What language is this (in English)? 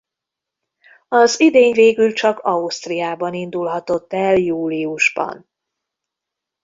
Hungarian